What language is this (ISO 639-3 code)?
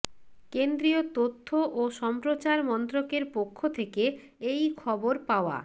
ben